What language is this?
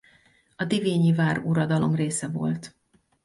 Hungarian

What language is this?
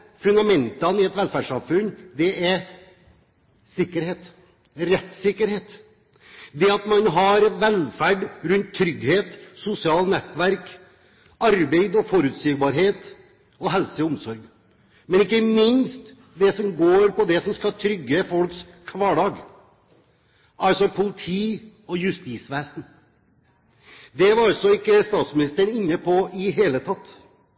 Norwegian Bokmål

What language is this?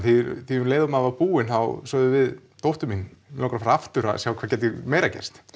Icelandic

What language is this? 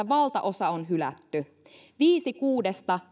Finnish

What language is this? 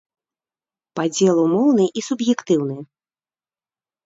Belarusian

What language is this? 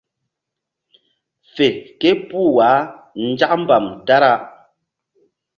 Mbum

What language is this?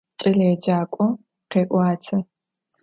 Adyghe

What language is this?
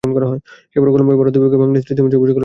Bangla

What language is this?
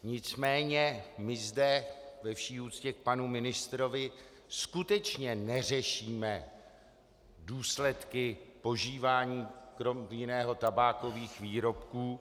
Czech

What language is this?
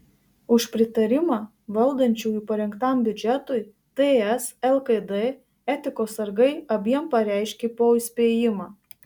Lithuanian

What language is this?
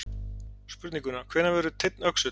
Icelandic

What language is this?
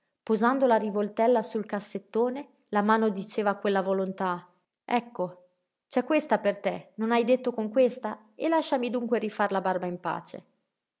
Italian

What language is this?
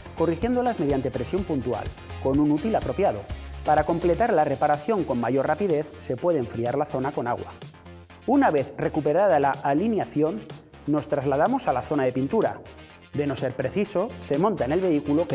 Spanish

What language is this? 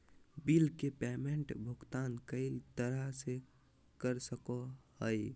Magahi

